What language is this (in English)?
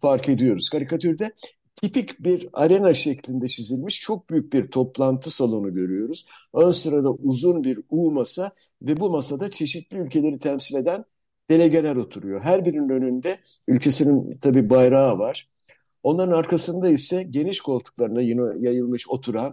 Turkish